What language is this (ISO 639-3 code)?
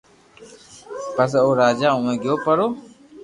lrk